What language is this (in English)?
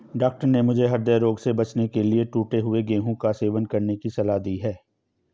Hindi